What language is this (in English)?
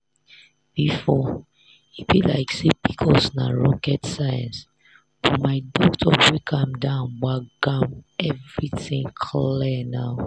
Nigerian Pidgin